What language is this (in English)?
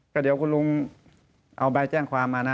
Thai